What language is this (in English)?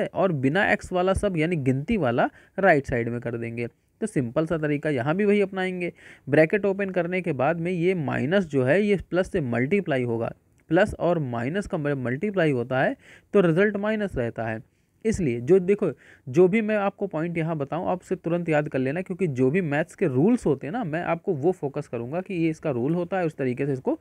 Hindi